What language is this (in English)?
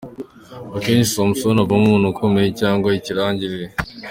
Kinyarwanda